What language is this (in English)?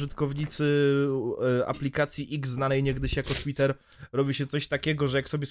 Polish